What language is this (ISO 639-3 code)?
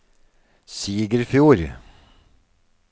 nor